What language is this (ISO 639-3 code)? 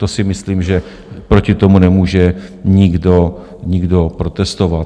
ces